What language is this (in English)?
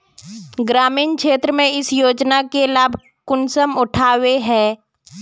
Magahi